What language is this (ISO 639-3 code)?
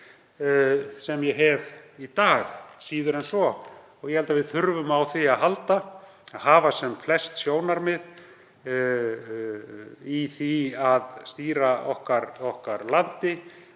isl